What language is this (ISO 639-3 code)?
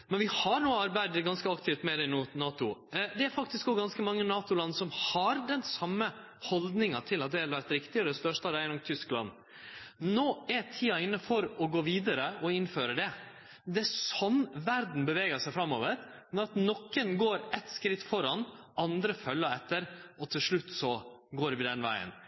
nno